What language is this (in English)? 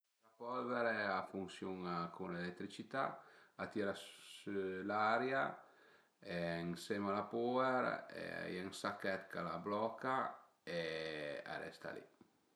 Piedmontese